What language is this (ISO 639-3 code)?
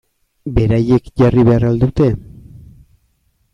eus